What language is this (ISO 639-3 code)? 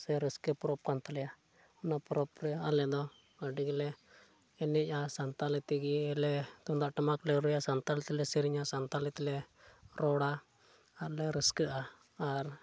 sat